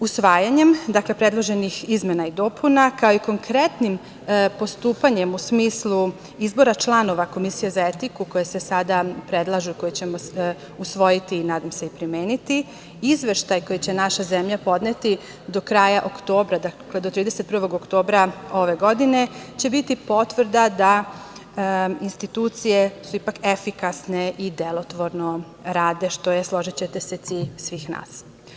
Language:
Serbian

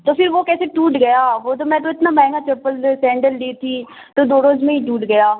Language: Urdu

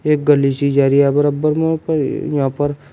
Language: Hindi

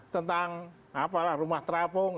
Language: Indonesian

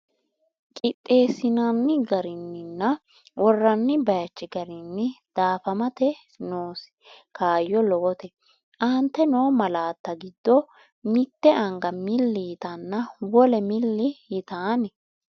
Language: Sidamo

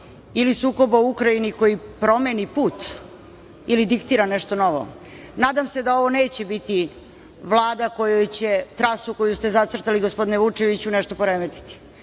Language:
Serbian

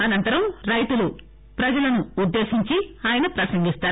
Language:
Telugu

